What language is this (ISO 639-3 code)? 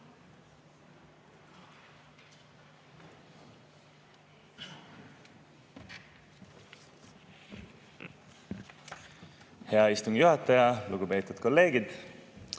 est